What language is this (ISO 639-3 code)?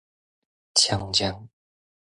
nan